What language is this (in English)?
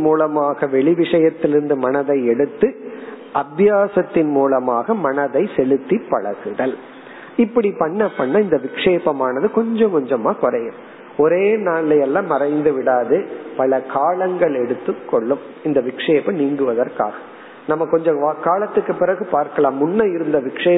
Tamil